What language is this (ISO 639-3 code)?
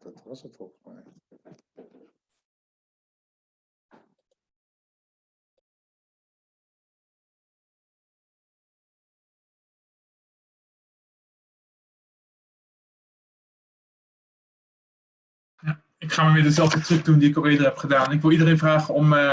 nld